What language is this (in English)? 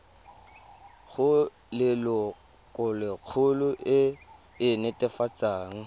Tswana